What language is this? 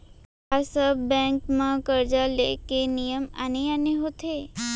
Chhattisgarhi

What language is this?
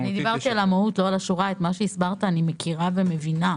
Hebrew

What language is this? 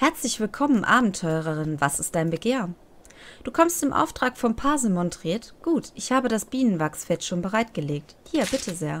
German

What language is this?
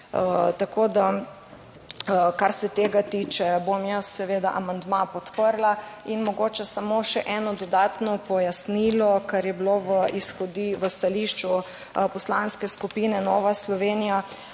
Slovenian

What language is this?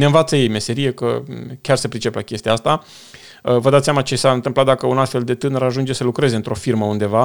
Romanian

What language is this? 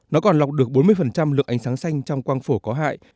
Vietnamese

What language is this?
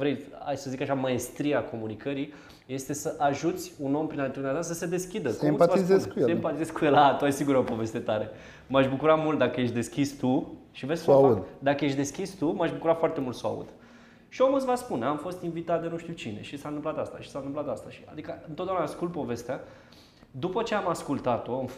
Romanian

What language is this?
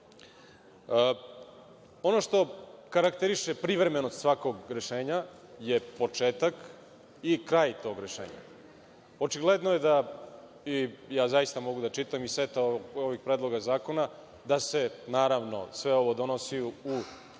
Serbian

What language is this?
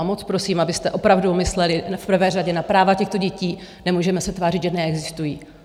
Czech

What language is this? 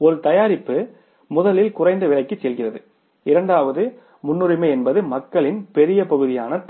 Tamil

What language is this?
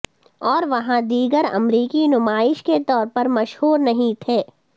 Urdu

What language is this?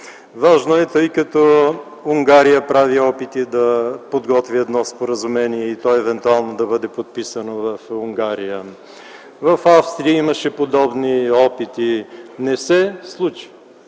Bulgarian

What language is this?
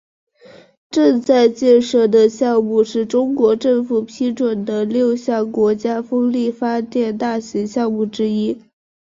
Chinese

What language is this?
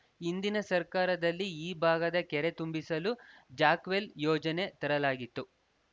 Kannada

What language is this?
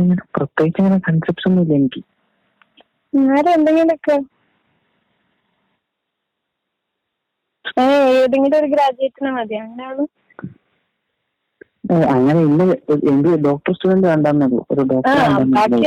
Malayalam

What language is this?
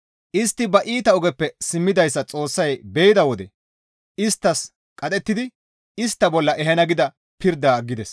Gamo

